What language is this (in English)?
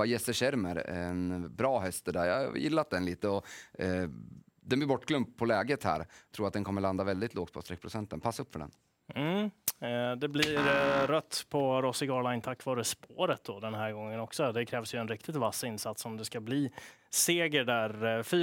Swedish